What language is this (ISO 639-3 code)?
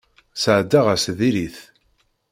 kab